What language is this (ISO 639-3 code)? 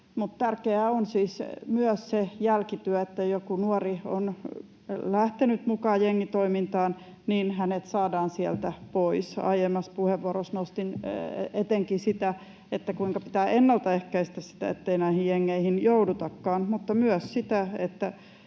fin